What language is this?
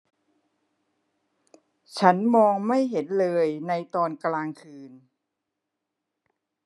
Thai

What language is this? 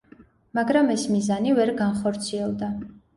Georgian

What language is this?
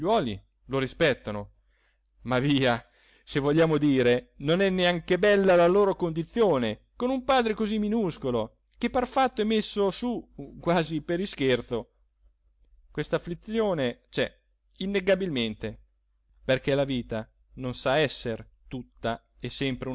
Italian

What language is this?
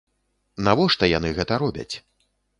Belarusian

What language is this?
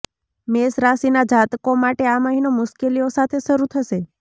Gujarati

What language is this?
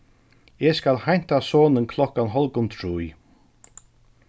Faroese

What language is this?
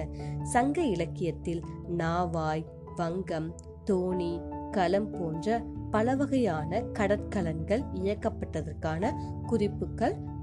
Tamil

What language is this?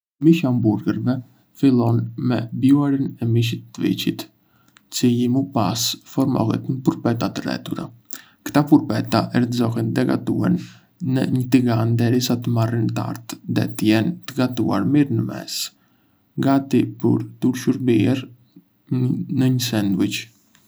Arbëreshë Albanian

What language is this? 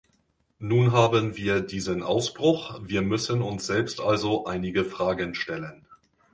German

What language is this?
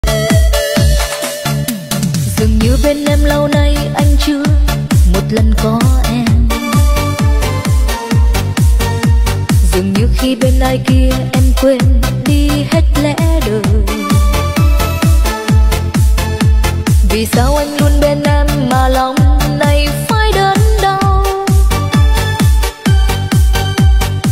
Vietnamese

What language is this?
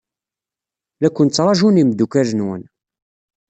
Kabyle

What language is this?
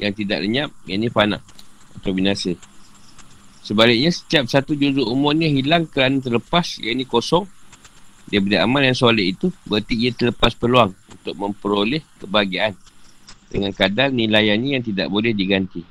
Malay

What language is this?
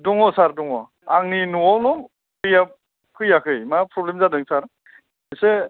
Bodo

